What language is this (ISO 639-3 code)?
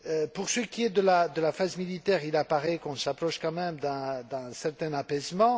fra